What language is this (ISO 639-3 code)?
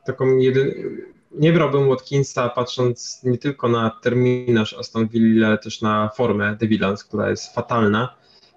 pol